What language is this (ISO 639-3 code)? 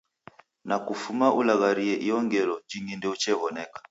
dav